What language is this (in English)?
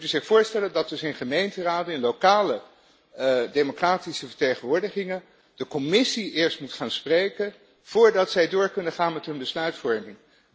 Dutch